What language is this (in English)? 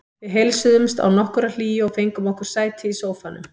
Icelandic